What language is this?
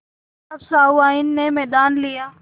Hindi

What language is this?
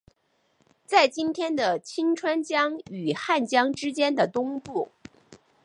Chinese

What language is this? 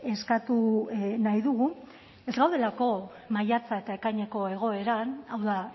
Basque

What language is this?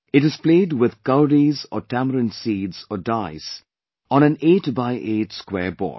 English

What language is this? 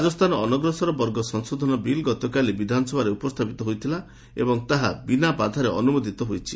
Odia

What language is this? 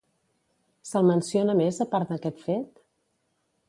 Catalan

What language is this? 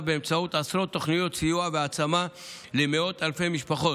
Hebrew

